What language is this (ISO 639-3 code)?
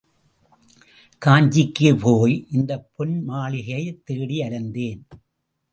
tam